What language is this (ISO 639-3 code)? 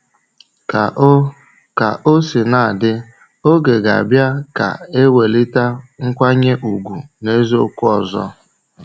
ibo